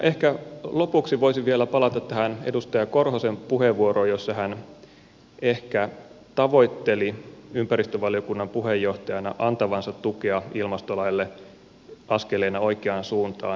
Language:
Finnish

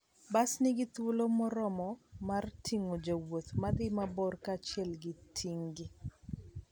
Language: Luo (Kenya and Tanzania)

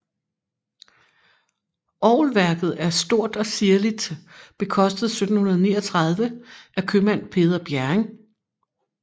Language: Danish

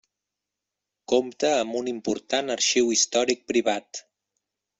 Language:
Catalan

